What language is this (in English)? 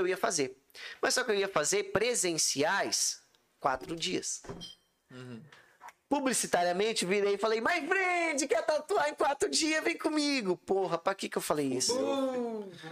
Portuguese